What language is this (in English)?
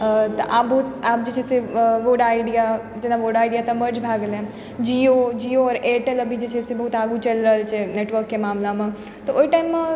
Maithili